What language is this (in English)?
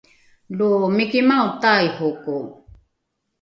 Rukai